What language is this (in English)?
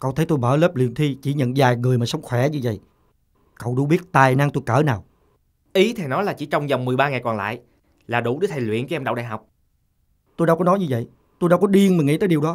Vietnamese